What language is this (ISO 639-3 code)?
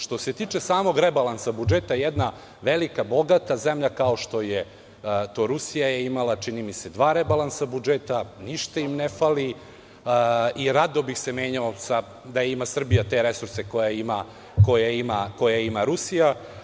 srp